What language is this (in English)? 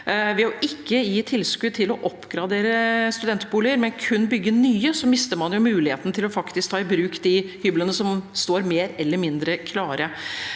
Norwegian